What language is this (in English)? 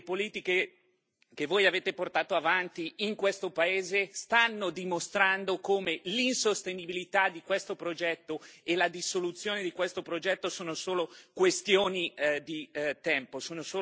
Italian